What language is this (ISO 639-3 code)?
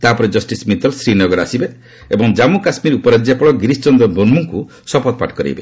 ori